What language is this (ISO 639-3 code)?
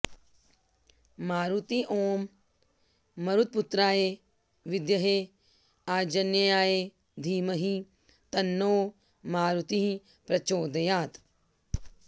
san